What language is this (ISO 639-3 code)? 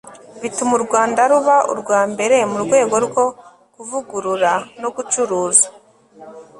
kin